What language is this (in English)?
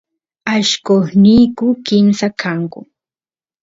Santiago del Estero Quichua